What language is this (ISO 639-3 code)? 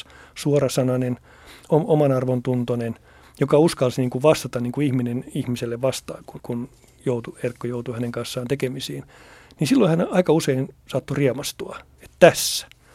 fin